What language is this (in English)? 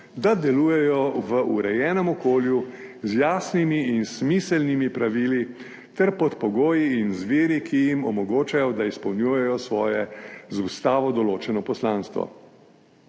Slovenian